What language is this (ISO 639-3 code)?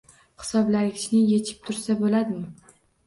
uzb